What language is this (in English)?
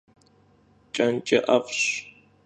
Kabardian